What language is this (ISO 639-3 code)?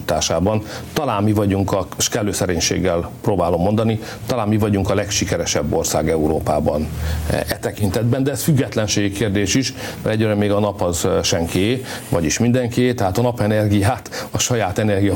hun